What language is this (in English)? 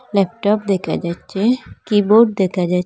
Bangla